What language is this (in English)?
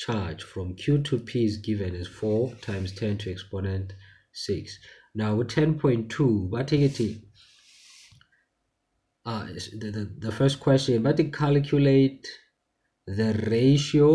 English